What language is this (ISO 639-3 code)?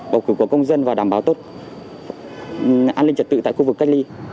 vie